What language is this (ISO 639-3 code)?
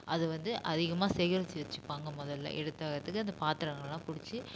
tam